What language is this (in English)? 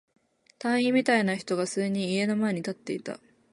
Japanese